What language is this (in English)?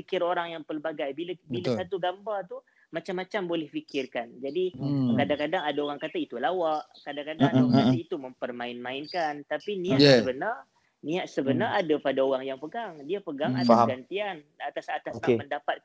Malay